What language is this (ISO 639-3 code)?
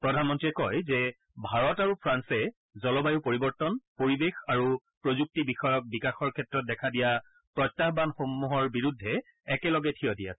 asm